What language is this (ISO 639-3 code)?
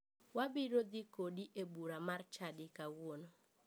luo